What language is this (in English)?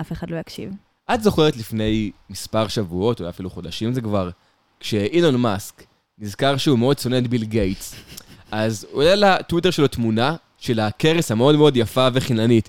Hebrew